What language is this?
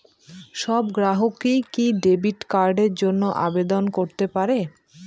Bangla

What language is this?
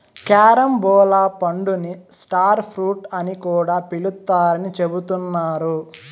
Telugu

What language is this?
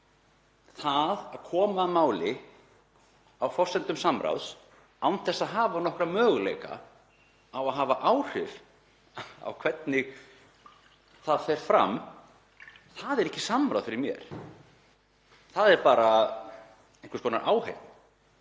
Icelandic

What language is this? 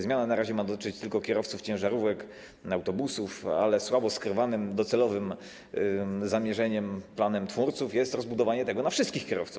Polish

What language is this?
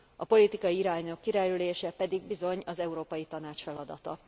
Hungarian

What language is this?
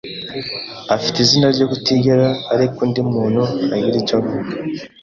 Kinyarwanda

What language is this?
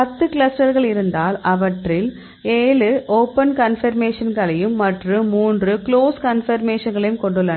Tamil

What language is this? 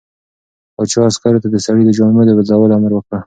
Pashto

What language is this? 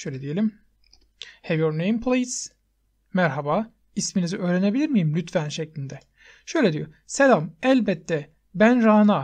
Turkish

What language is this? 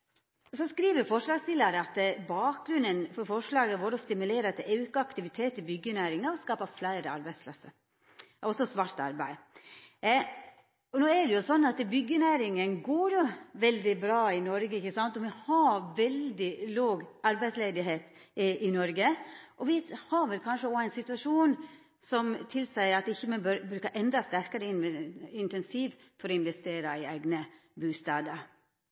Norwegian Nynorsk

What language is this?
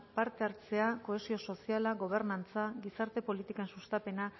Basque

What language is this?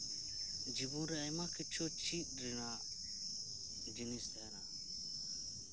Santali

